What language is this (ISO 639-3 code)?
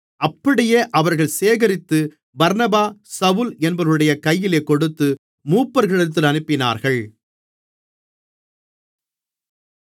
tam